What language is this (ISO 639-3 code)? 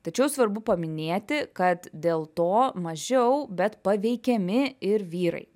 lit